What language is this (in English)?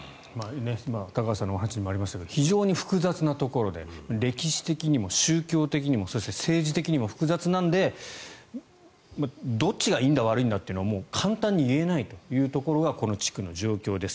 Japanese